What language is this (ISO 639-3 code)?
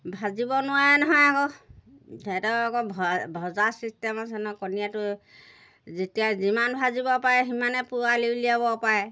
asm